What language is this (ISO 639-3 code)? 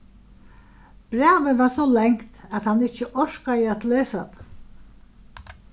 fao